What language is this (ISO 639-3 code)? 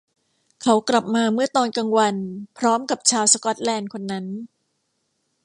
tha